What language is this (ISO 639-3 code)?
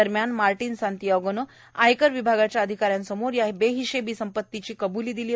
mar